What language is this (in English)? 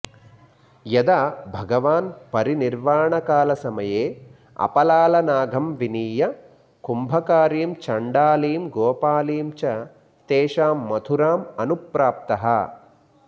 Sanskrit